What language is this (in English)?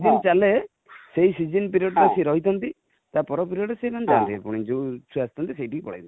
Odia